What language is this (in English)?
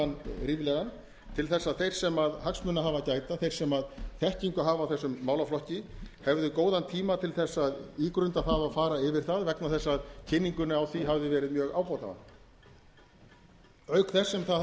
Icelandic